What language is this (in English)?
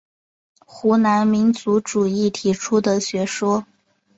Chinese